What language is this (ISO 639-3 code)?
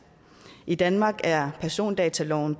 dan